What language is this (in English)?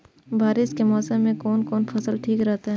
Maithili